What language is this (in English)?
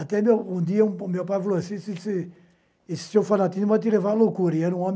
Portuguese